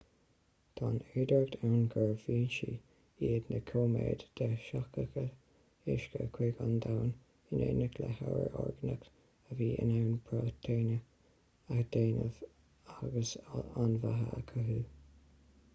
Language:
Irish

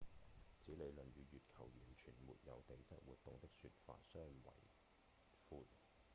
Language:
Cantonese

